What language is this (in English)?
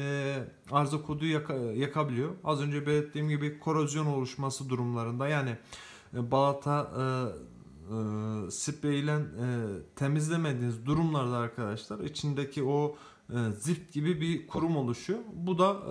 Turkish